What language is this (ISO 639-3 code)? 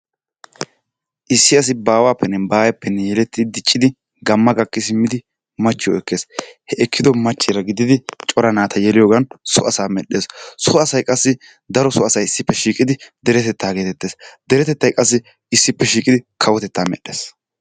wal